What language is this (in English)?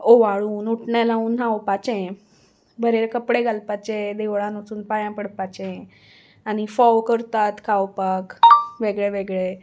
Konkani